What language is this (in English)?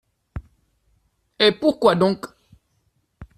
French